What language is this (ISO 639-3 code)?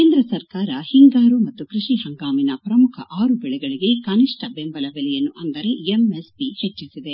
kan